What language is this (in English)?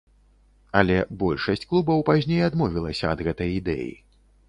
Belarusian